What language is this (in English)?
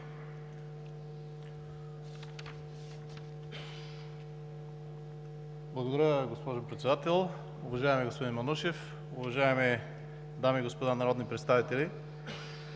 Bulgarian